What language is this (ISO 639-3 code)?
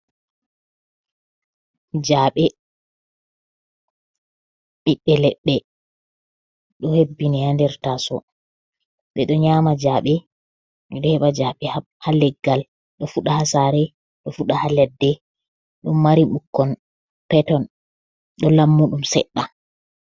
ful